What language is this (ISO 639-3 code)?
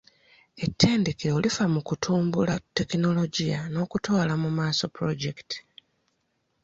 lug